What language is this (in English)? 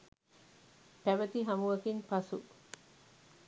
Sinhala